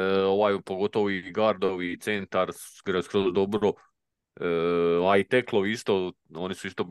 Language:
Croatian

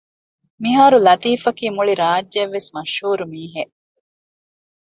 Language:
Divehi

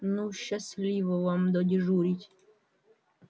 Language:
Russian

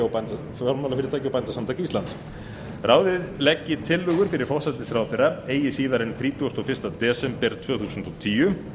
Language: Icelandic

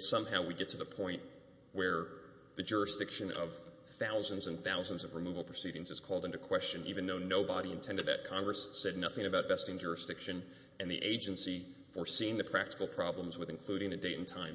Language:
English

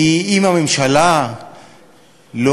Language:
Hebrew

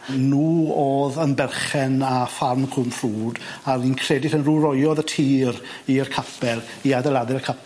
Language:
Welsh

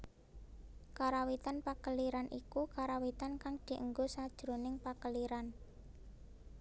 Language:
Javanese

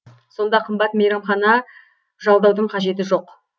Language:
Kazakh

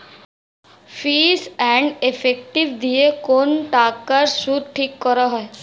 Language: Bangla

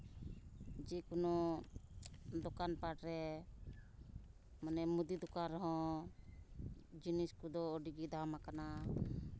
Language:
Santali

